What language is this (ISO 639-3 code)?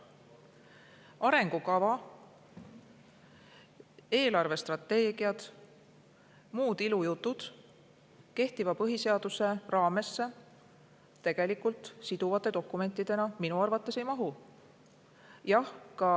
est